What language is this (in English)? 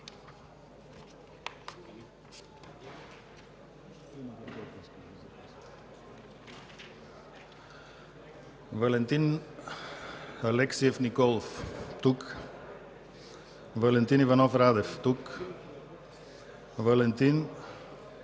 Bulgarian